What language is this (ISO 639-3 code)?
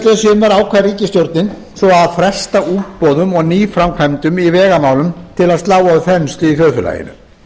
isl